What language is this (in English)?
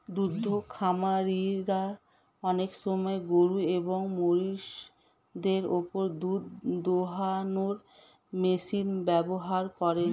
Bangla